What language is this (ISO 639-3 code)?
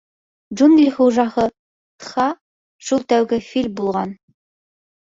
bak